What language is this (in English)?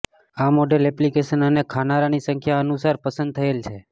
Gujarati